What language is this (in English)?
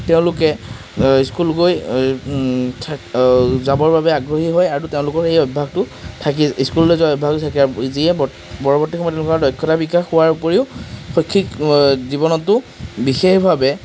Assamese